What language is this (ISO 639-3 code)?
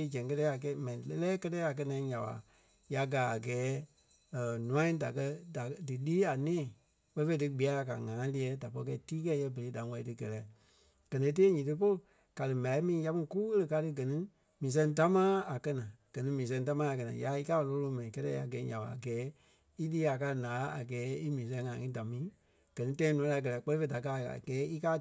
kpe